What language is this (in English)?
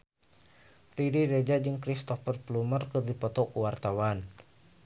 Sundanese